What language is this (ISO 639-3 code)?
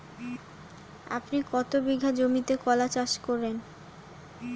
ben